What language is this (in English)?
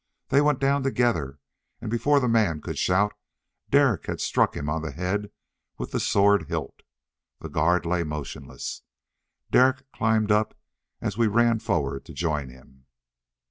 English